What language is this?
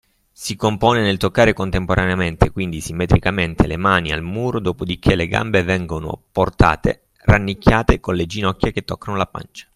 Italian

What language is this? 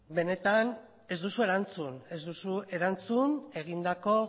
Basque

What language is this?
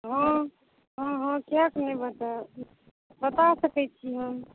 Maithili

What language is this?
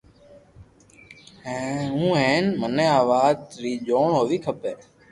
Loarki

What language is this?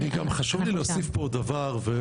Hebrew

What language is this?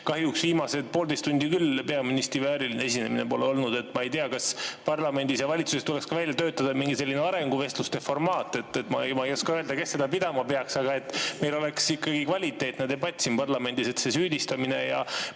Estonian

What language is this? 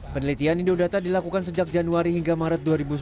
Indonesian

